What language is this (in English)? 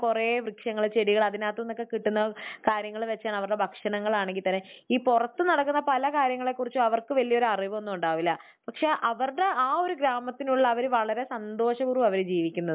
Malayalam